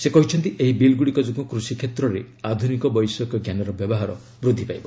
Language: Odia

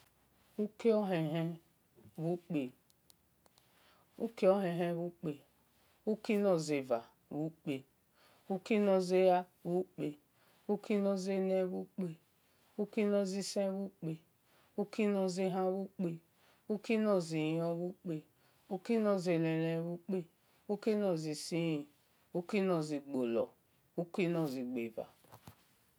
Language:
Esan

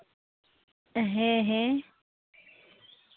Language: Santali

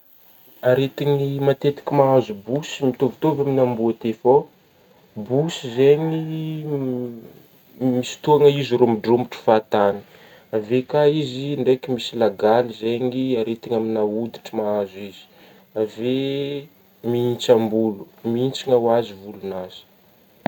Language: Northern Betsimisaraka Malagasy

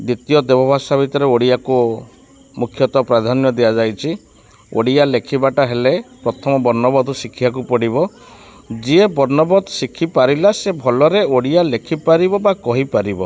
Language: Odia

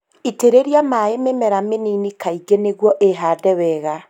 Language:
Kikuyu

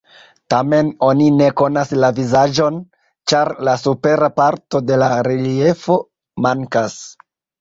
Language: Esperanto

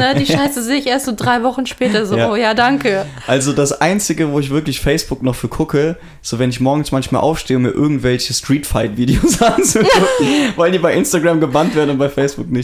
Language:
German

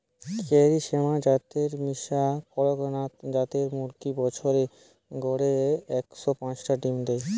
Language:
Bangla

